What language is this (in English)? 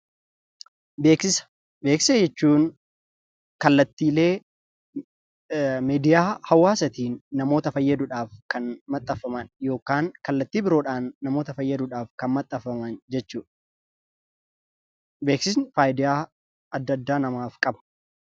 Oromo